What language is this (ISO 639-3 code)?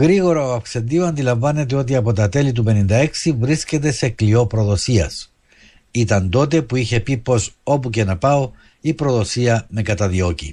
ell